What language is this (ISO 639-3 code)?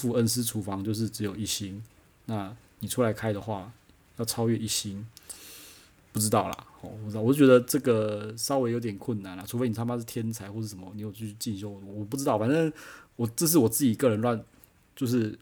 zho